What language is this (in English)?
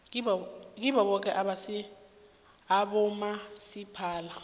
South Ndebele